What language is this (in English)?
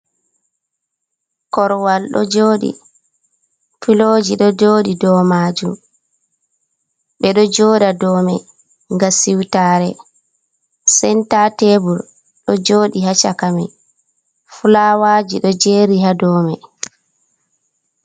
Fula